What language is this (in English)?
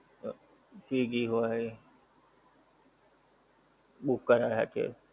Gujarati